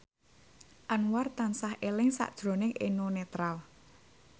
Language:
Javanese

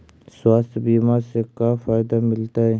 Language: Magahi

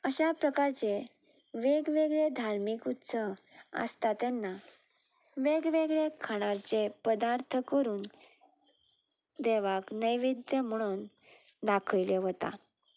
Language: Konkani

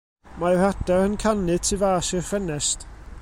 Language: Welsh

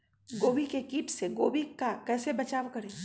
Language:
Magahi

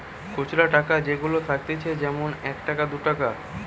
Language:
Bangla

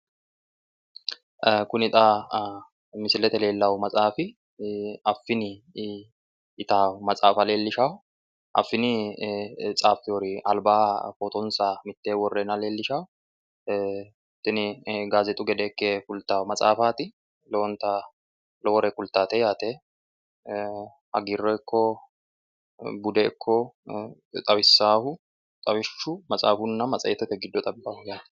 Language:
Sidamo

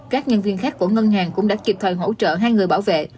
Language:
Vietnamese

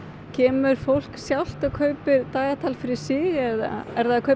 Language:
Icelandic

